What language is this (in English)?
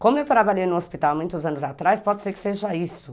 Portuguese